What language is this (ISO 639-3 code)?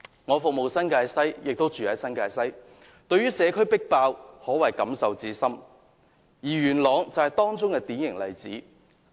yue